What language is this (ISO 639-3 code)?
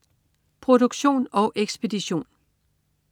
dan